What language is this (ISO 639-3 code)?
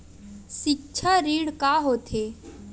hne